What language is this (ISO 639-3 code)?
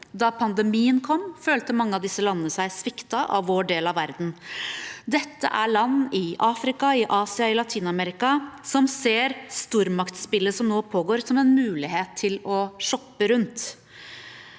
nor